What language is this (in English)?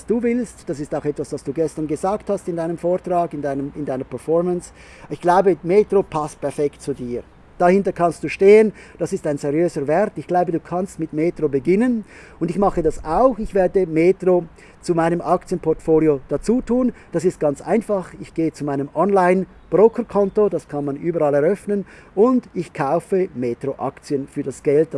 German